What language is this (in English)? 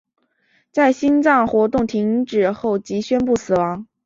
Chinese